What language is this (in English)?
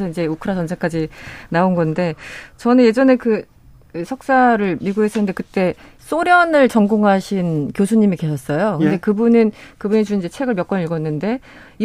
Korean